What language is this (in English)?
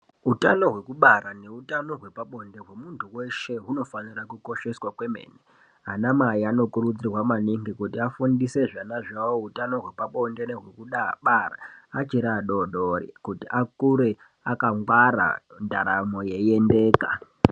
Ndau